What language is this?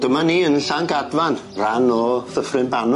Welsh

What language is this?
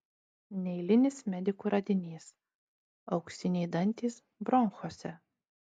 Lithuanian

